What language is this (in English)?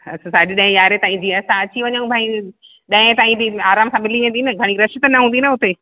Sindhi